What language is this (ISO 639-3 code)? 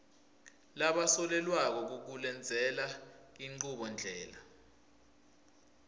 ssw